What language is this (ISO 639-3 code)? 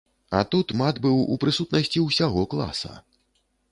bel